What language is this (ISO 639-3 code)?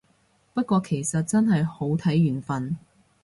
yue